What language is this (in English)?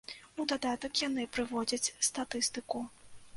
Belarusian